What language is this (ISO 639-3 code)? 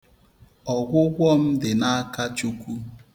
ibo